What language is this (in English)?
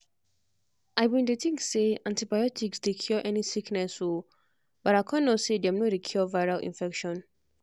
Nigerian Pidgin